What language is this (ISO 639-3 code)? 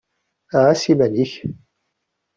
kab